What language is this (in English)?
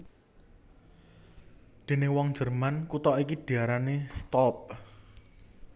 Javanese